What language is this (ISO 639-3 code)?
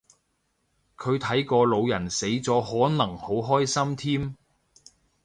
yue